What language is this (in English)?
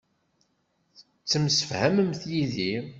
Kabyle